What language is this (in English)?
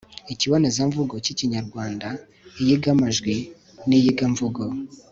Kinyarwanda